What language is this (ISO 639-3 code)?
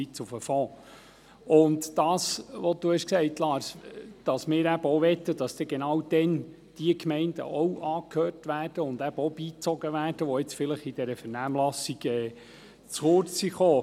gsw